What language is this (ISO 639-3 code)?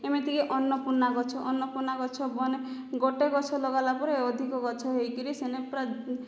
ori